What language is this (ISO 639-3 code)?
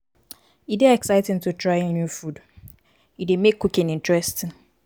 pcm